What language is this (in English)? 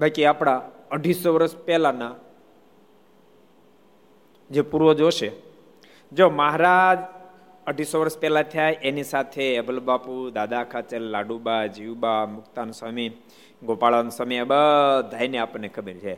Gujarati